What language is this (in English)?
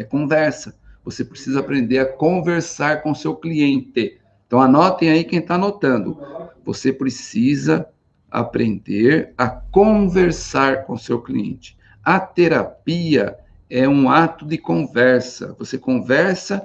Portuguese